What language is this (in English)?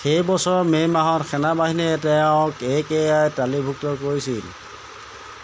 Assamese